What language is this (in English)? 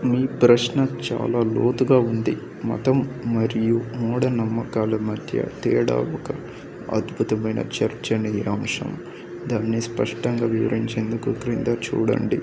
Telugu